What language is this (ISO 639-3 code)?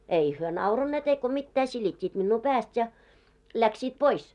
fin